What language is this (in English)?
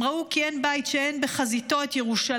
Hebrew